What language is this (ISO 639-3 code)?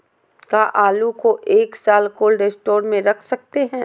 mag